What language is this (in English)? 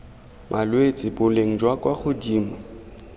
Tswana